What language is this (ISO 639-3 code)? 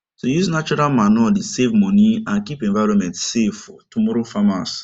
pcm